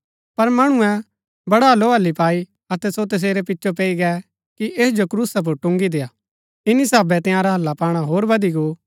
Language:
Gaddi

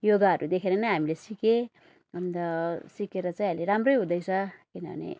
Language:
Nepali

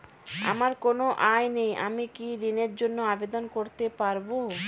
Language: Bangla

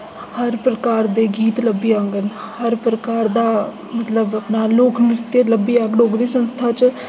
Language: Dogri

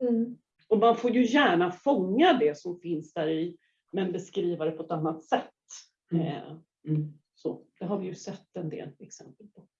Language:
Swedish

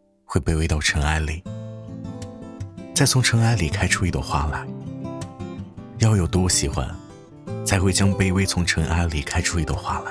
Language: Chinese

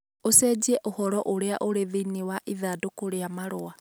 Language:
Kikuyu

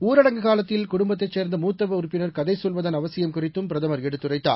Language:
Tamil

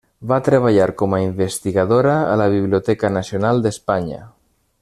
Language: Catalan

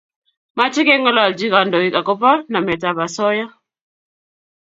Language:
Kalenjin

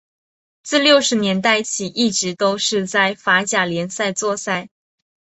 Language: Chinese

